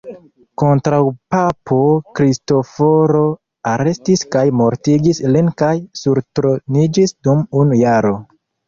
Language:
Esperanto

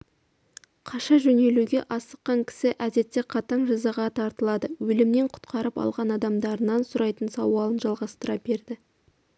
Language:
Kazakh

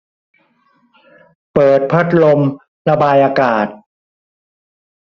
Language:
Thai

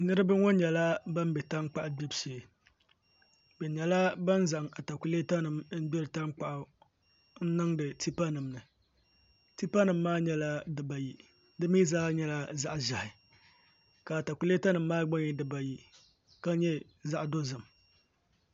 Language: Dagbani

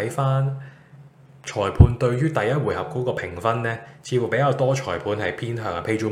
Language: Chinese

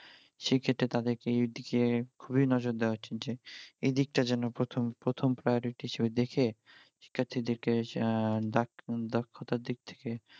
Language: Bangla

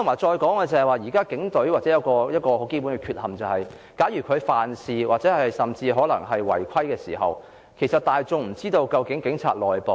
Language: Cantonese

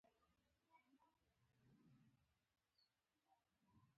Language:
Pashto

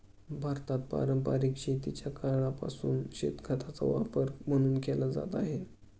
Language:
Marathi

